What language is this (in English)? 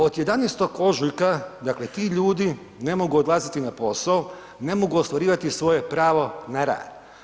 Croatian